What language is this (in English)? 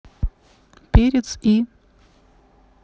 Russian